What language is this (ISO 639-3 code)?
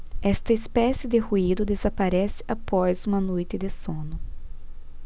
por